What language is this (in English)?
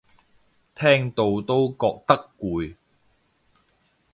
Cantonese